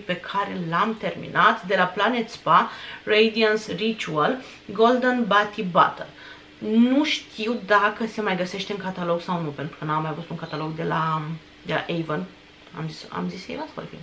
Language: Romanian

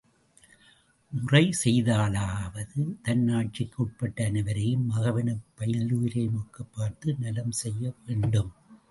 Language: Tamil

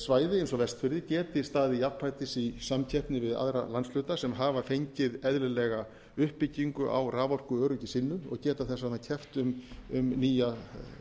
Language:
Icelandic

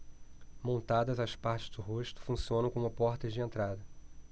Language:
Portuguese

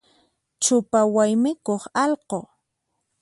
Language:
Puno Quechua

